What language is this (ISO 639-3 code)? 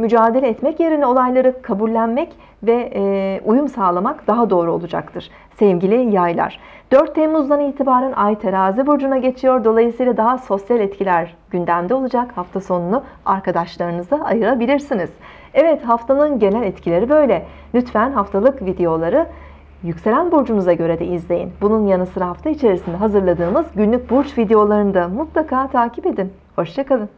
tur